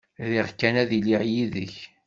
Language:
Kabyle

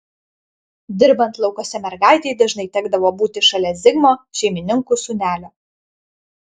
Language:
Lithuanian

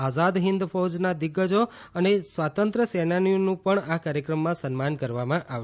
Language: Gujarati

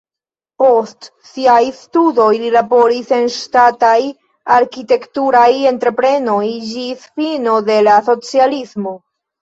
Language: Esperanto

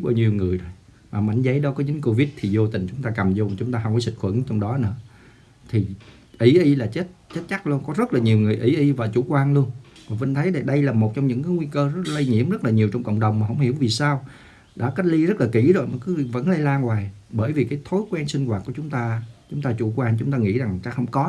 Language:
Vietnamese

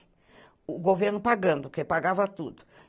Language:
Portuguese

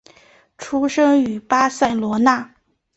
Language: Chinese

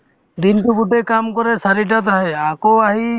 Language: Assamese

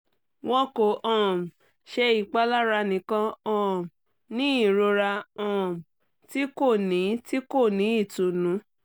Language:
Yoruba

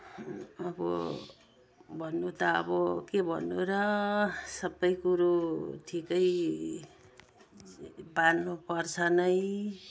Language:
Nepali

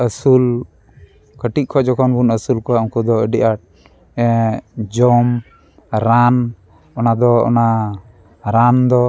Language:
Santali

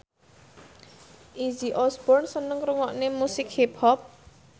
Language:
Javanese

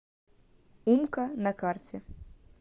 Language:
Russian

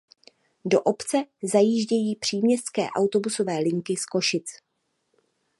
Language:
Czech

